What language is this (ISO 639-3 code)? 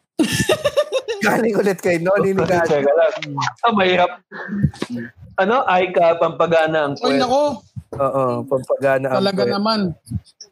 fil